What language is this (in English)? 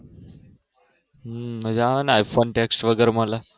Gujarati